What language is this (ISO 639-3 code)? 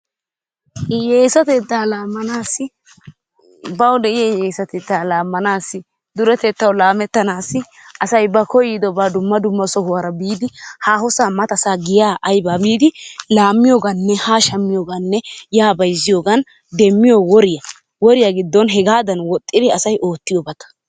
wal